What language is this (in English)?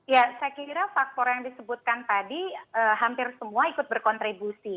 Indonesian